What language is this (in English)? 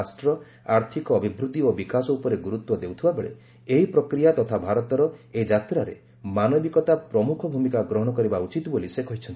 Odia